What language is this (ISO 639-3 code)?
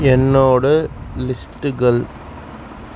tam